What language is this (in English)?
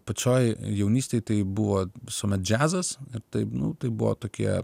Lithuanian